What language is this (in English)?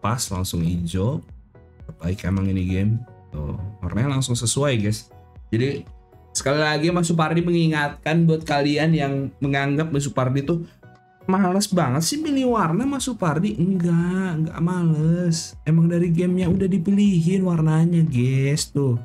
Indonesian